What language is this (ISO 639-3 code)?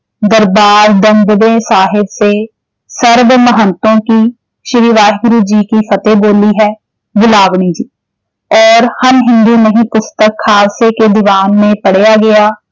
pan